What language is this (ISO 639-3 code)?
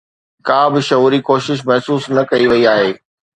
snd